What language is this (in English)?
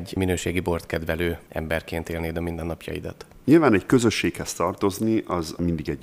Hungarian